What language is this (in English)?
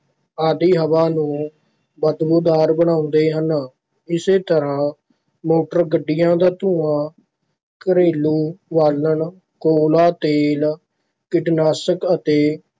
Punjabi